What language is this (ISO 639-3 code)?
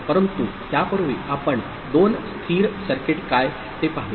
mar